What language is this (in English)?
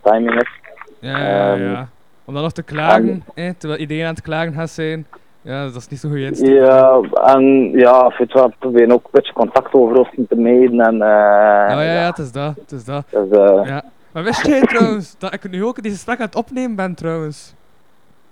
Dutch